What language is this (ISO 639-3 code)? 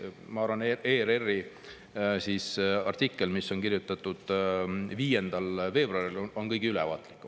est